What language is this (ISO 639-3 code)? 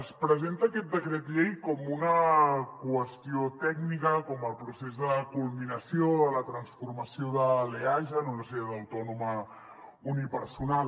cat